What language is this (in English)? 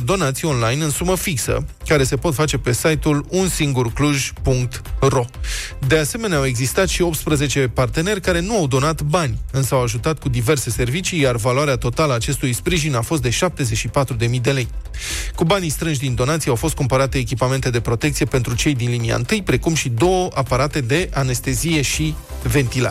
Romanian